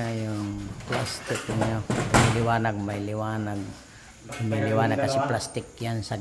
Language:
Filipino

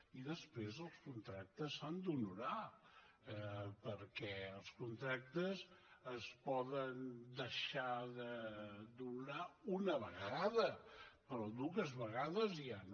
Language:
Catalan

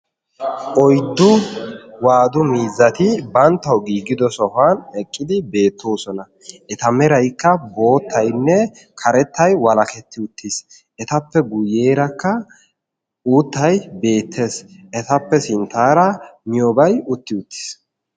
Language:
Wolaytta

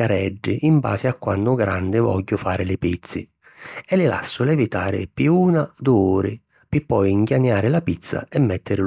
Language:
Sicilian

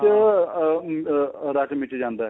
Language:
Punjabi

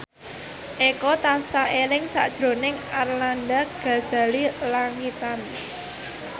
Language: Javanese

